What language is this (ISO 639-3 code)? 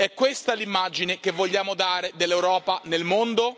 ita